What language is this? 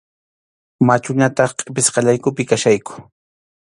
Arequipa-La Unión Quechua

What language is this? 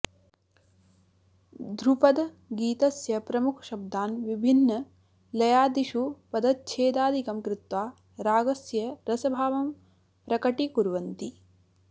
Sanskrit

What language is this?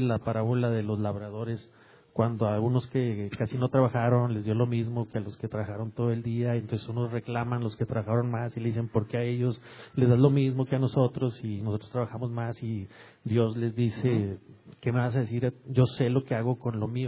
Spanish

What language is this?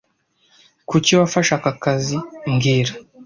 Kinyarwanda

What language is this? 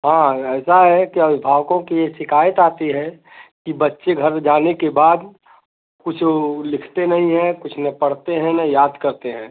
Hindi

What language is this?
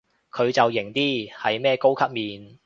Cantonese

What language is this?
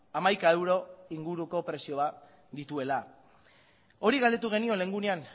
Basque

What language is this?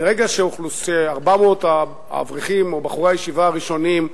Hebrew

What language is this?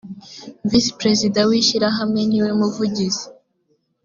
Kinyarwanda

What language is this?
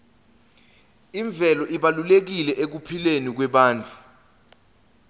Swati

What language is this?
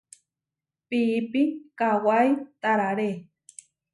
Huarijio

